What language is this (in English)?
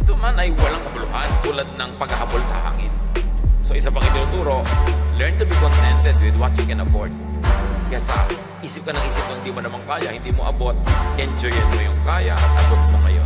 Filipino